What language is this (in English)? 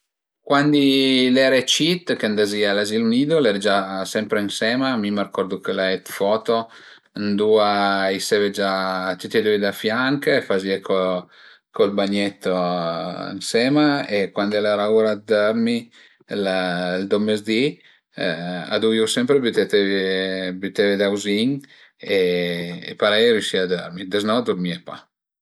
Piedmontese